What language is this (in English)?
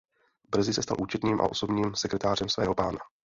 Czech